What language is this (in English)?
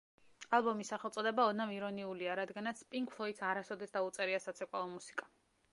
Georgian